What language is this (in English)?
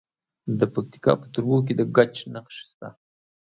Pashto